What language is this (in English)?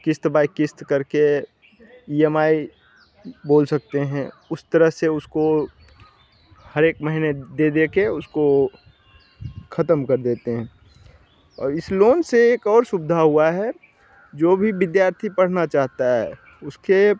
Hindi